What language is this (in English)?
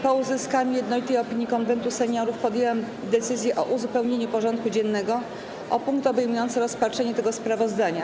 Polish